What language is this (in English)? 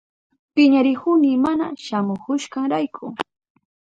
Southern Pastaza Quechua